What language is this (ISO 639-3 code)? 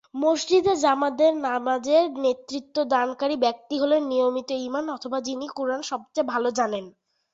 ben